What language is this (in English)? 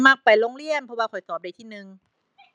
Thai